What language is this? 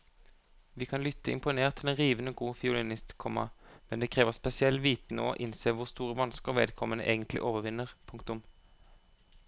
Norwegian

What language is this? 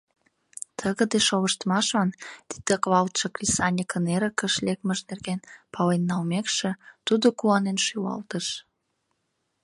Mari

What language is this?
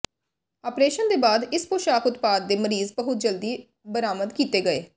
Punjabi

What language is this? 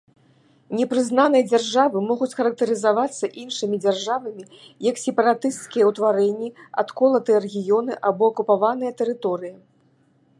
Belarusian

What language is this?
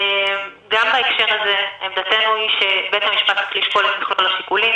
Hebrew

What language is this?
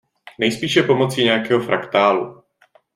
Czech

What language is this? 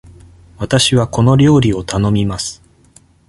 Japanese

